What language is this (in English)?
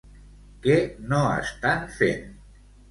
Catalan